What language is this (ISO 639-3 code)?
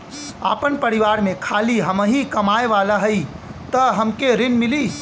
bho